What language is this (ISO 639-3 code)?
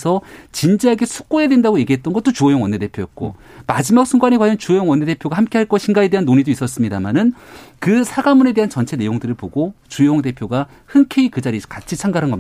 kor